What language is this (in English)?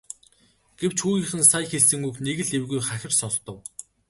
Mongolian